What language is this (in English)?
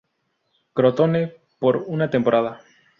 Spanish